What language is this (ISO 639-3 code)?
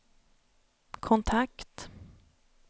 swe